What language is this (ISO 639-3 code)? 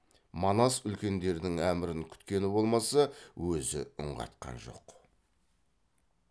kaz